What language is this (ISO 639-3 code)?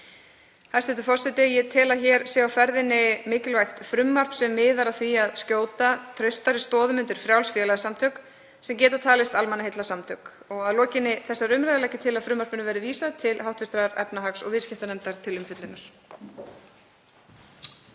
isl